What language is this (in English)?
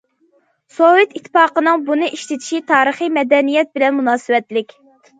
Uyghur